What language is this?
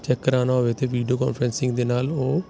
Punjabi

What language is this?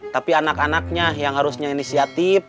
Indonesian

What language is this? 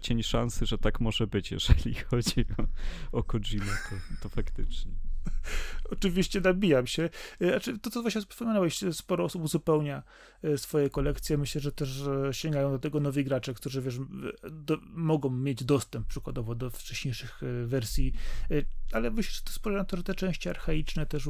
Polish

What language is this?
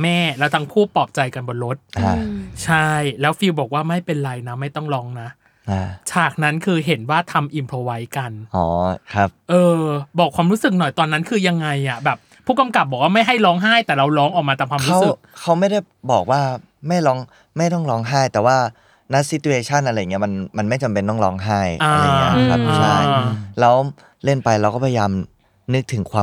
Thai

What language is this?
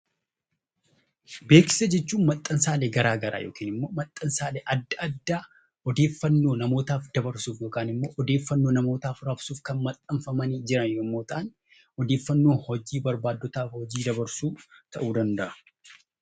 Oromo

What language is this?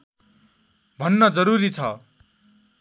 Nepali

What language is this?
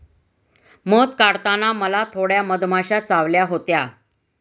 Marathi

